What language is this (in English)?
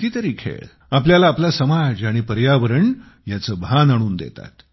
Marathi